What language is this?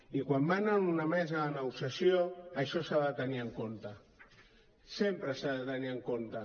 Catalan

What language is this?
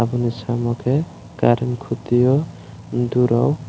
Kok Borok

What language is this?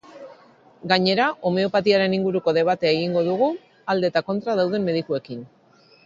Basque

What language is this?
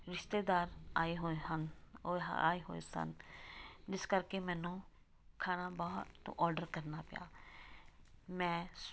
Punjabi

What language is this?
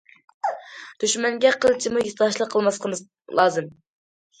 Uyghur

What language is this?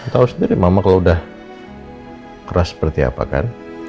Indonesian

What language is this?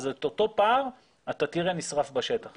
Hebrew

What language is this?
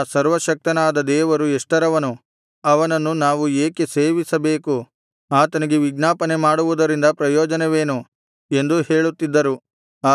Kannada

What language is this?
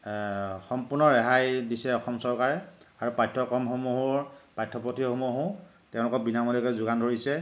Assamese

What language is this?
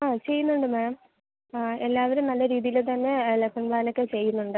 Malayalam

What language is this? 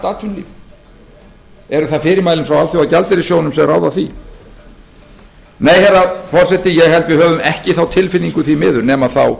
Icelandic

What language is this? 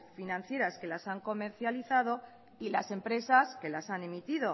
Spanish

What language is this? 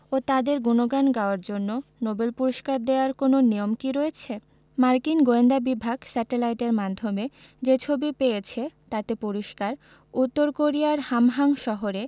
Bangla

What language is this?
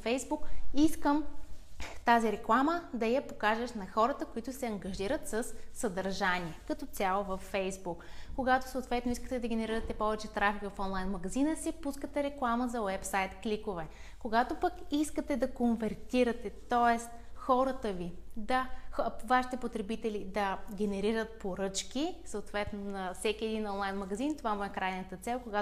Bulgarian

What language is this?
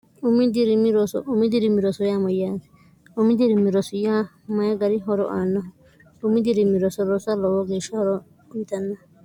Sidamo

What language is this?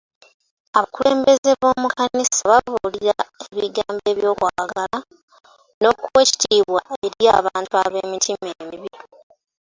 Ganda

